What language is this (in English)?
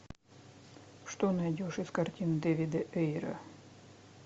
Russian